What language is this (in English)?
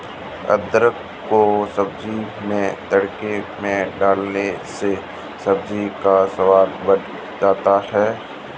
Hindi